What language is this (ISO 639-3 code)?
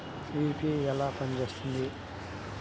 tel